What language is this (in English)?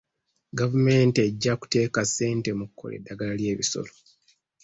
Ganda